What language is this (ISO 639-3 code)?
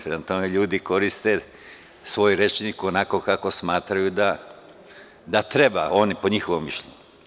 srp